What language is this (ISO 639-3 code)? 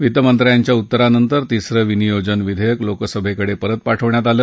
mar